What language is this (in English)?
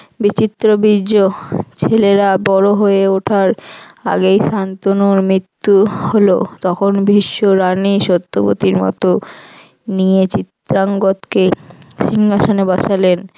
Bangla